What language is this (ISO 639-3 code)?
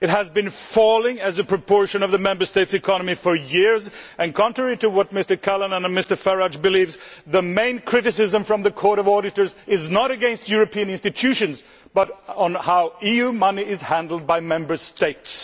eng